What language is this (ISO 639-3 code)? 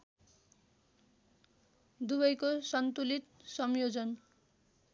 nep